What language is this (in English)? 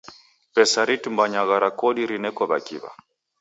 Taita